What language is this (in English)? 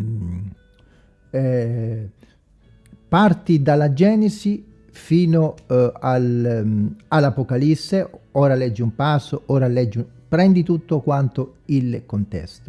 Italian